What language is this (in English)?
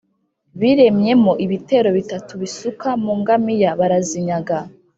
Kinyarwanda